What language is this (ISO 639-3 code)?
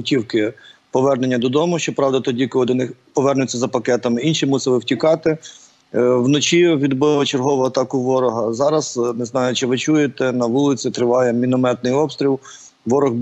ukr